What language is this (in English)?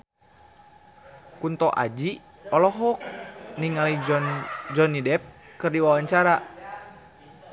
Sundanese